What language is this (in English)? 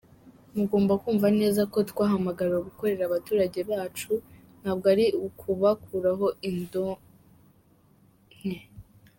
Kinyarwanda